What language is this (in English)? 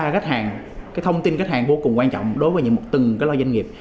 Vietnamese